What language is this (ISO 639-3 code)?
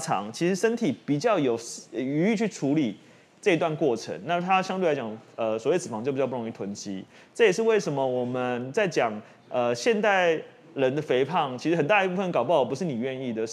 zho